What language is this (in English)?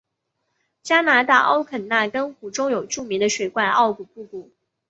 Chinese